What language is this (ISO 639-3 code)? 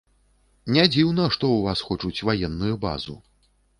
bel